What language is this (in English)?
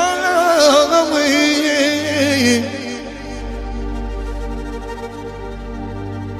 Romanian